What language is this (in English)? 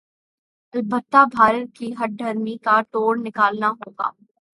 Urdu